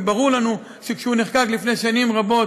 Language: Hebrew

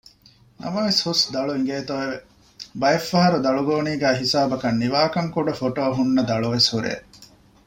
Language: Divehi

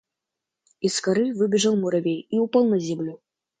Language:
Russian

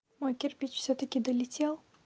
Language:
Russian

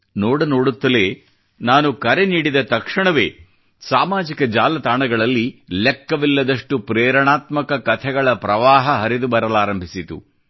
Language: Kannada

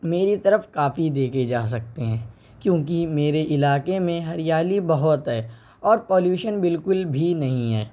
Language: Urdu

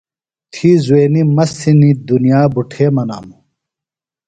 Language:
Phalura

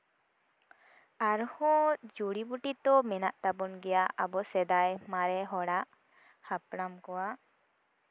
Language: Santali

